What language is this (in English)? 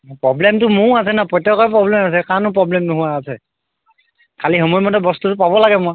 Assamese